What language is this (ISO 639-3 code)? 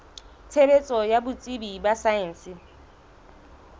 sot